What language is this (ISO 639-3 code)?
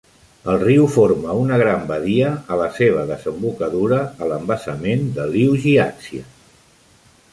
cat